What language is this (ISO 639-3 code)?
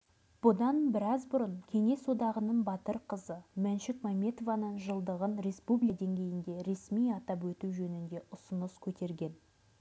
kaz